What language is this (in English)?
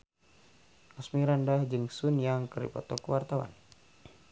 Sundanese